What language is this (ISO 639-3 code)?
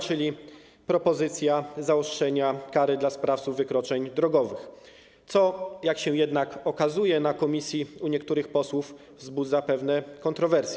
pol